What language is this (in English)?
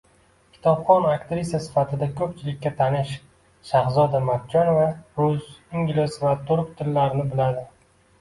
Uzbek